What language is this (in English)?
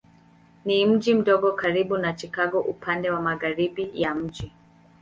Swahili